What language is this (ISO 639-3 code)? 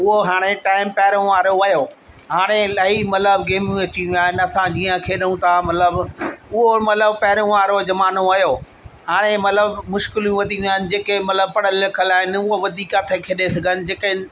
snd